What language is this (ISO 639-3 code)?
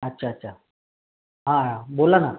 mar